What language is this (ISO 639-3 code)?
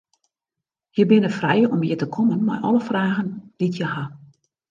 fry